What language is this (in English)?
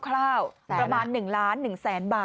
Thai